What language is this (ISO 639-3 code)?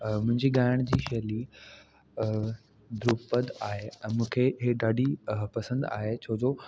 snd